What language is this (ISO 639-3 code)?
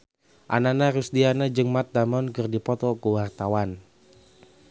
sun